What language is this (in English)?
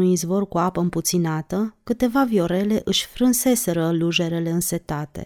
Romanian